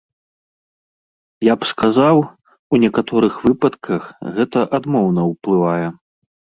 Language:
Belarusian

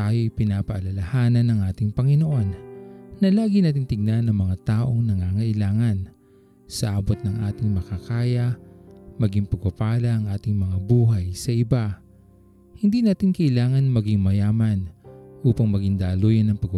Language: Filipino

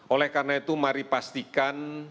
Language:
Indonesian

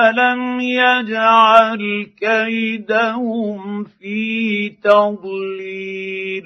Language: Arabic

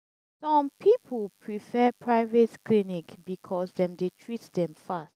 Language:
Nigerian Pidgin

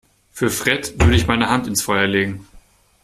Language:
German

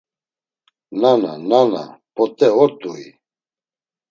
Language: Laz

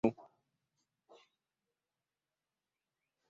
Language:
Ganda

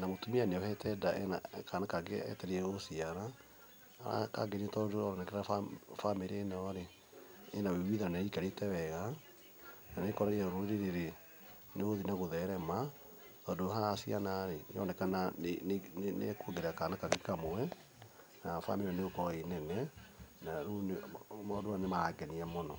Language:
Kikuyu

